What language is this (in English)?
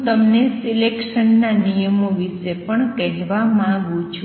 Gujarati